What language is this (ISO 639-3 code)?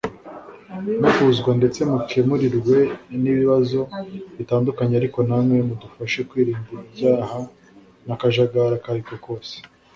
kin